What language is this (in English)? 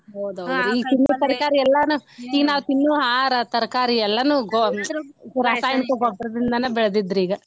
Kannada